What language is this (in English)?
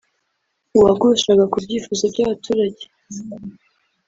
Kinyarwanda